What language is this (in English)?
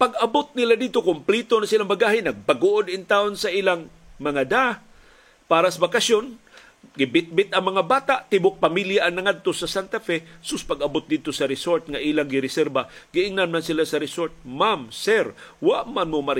Filipino